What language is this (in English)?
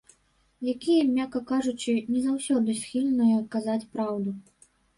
Belarusian